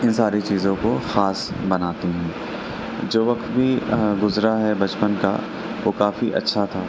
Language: Urdu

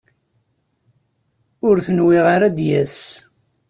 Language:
Kabyle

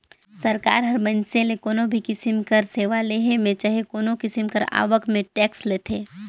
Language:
Chhattisgarhi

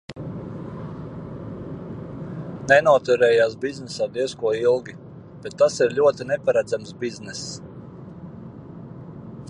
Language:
Latvian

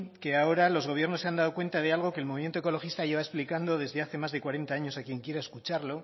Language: Spanish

